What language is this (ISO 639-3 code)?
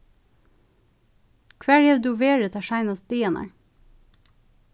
fao